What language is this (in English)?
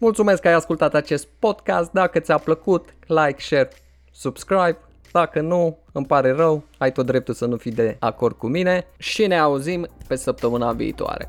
Romanian